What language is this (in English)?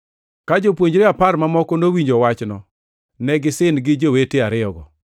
Luo (Kenya and Tanzania)